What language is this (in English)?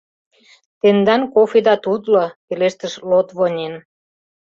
Mari